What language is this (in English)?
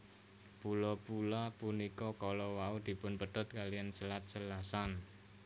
Javanese